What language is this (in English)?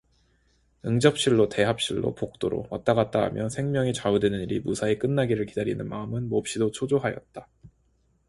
Korean